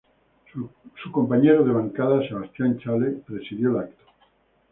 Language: Spanish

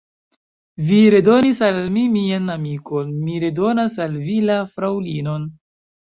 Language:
Esperanto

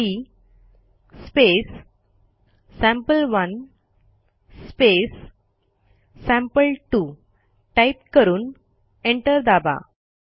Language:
Marathi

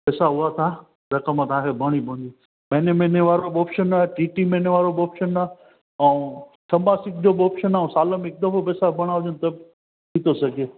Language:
Sindhi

